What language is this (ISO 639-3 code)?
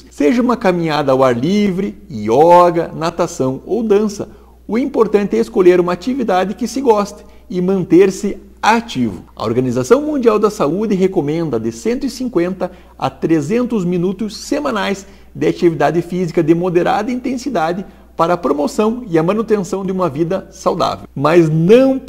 por